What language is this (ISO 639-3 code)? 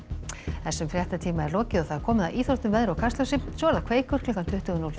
isl